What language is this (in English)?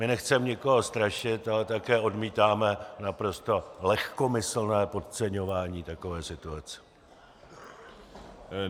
Czech